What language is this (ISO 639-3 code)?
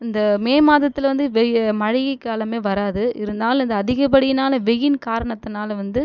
tam